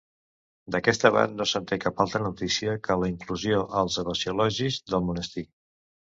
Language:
Catalan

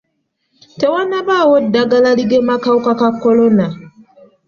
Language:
Ganda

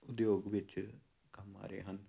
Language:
Punjabi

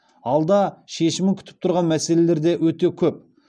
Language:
Kazakh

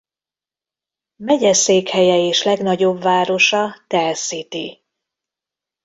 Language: Hungarian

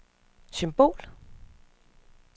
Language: Danish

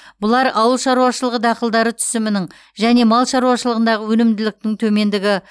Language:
Kazakh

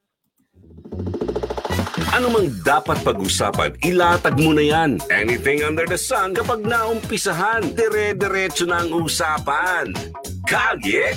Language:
Filipino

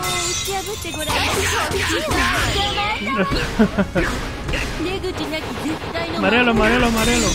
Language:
Spanish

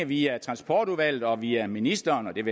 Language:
Danish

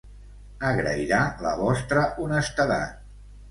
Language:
Catalan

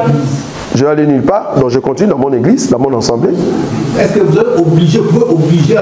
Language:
French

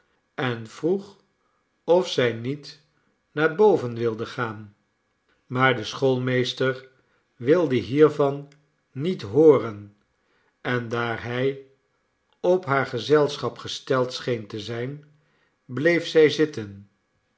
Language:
Dutch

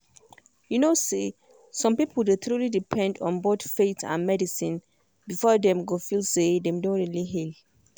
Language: Nigerian Pidgin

